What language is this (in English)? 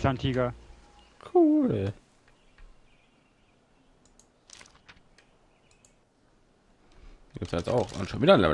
German